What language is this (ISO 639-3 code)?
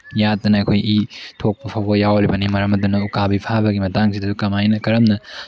mni